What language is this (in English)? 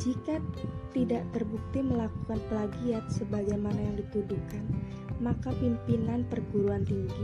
Indonesian